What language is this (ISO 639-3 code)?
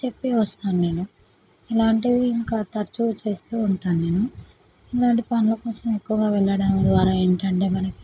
tel